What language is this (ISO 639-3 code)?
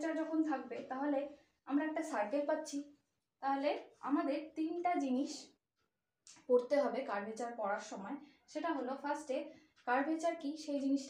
hin